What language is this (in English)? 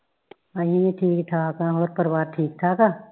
Punjabi